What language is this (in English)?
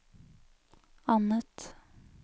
Norwegian